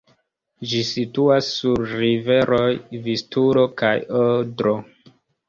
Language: Esperanto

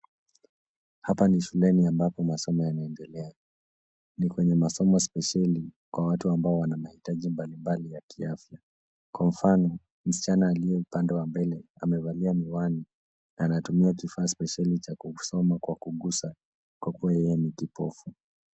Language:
Swahili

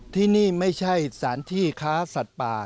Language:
Thai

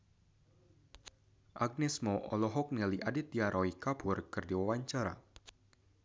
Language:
Sundanese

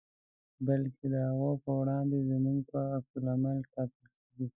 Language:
Pashto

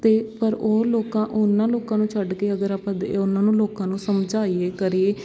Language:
Punjabi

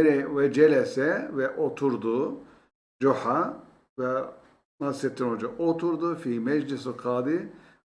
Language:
Turkish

